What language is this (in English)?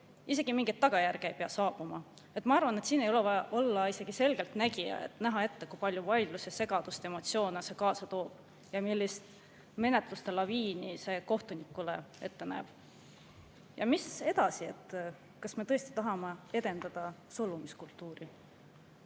Estonian